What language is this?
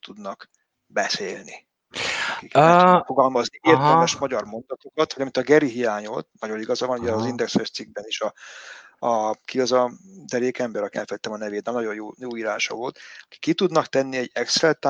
Hungarian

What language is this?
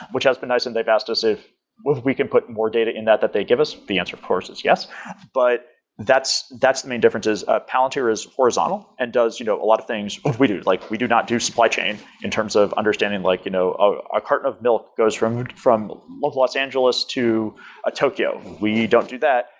English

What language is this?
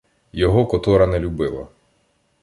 Ukrainian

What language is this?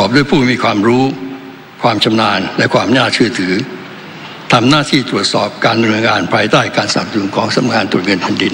Thai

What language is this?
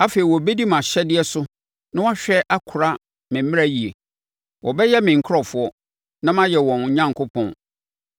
Akan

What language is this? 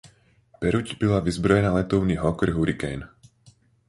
Czech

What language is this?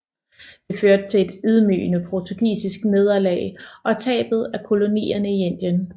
Danish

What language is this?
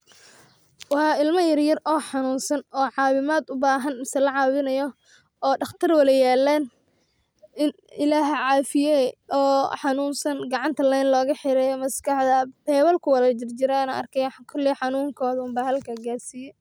Somali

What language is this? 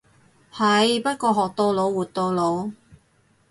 Cantonese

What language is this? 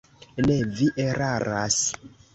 Esperanto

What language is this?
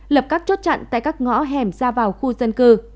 Vietnamese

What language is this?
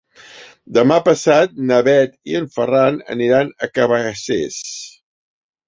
Catalan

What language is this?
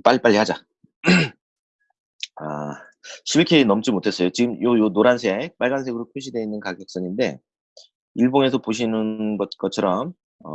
Korean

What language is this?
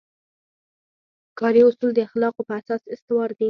Pashto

